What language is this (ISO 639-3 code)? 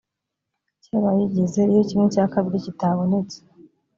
kin